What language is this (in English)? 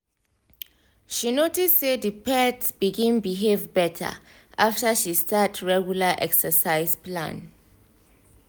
Nigerian Pidgin